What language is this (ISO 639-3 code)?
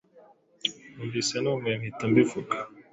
kin